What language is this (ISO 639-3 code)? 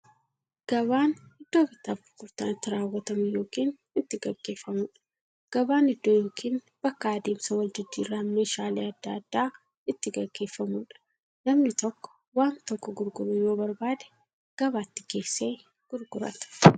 orm